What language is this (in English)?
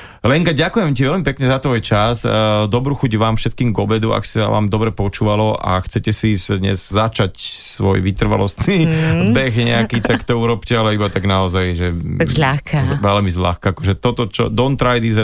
Slovak